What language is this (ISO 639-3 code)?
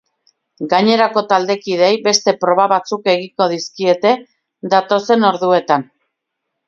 eus